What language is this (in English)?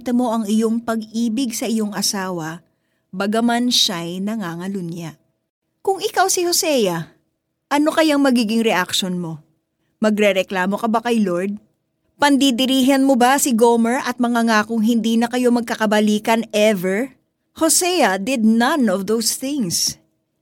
Filipino